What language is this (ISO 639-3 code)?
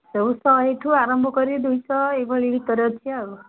ori